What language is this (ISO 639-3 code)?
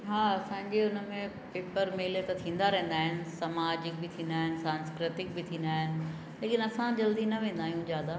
snd